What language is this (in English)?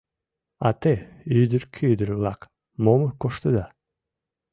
Mari